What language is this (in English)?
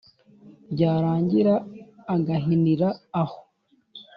Kinyarwanda